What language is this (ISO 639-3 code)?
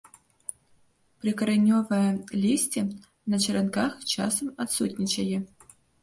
bel